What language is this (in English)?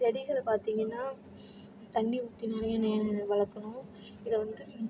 Tamil